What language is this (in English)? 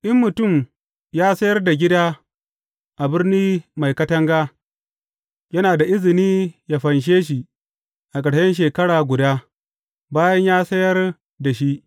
Hausa